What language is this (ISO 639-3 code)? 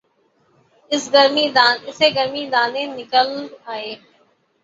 urd